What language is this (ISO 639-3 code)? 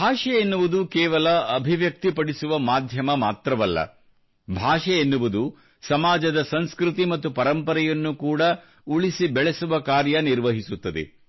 kan